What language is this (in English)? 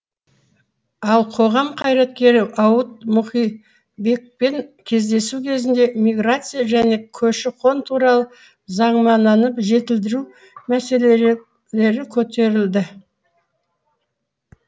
Kazakh